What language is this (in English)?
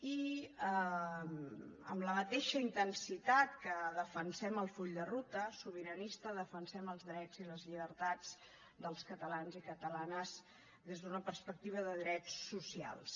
Catalan